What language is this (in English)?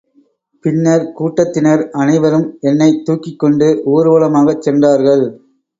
Tamil